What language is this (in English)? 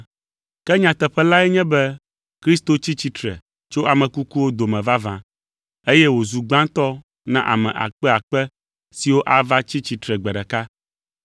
Ewe